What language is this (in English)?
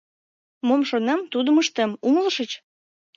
Mari